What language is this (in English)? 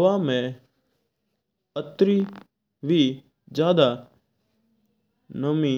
Mewari